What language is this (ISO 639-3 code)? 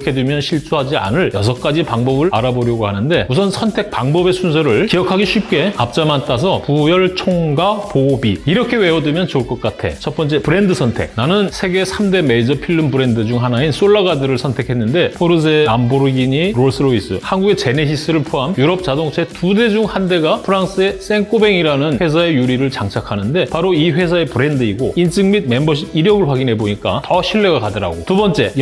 kor